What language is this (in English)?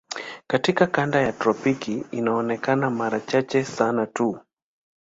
Swahili